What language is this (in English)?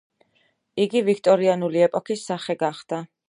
Georgian